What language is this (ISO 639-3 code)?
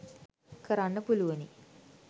sin